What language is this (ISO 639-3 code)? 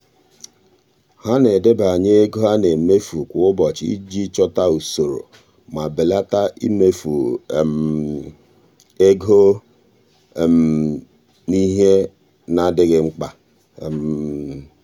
ibo